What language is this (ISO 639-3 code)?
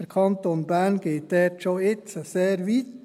gsw